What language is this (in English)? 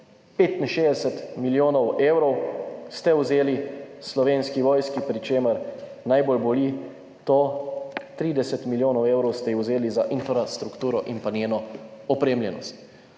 Slovenian